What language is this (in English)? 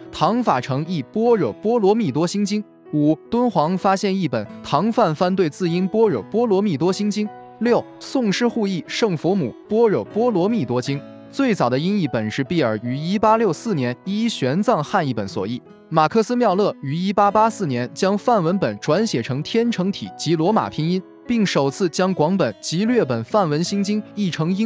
Chinese